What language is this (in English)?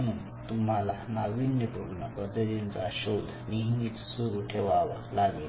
Marathi